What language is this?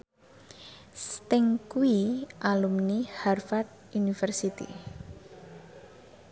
Javanese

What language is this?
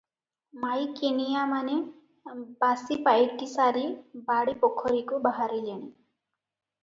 Odia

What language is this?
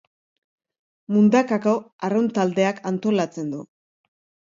Basque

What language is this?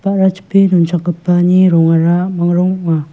Garo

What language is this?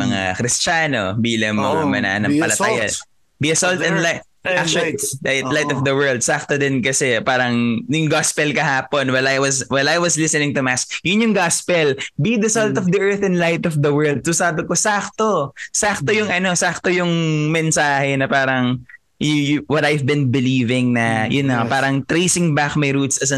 Filipino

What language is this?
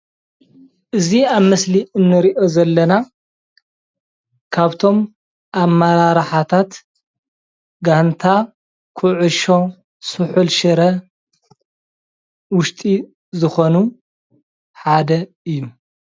Tigrinya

